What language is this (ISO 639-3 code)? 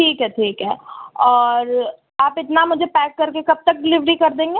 urd